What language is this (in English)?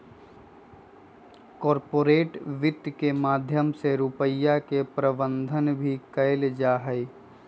Magahi